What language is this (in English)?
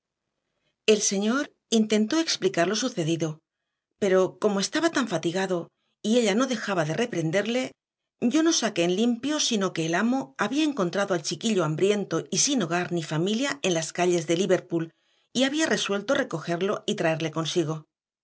Spanish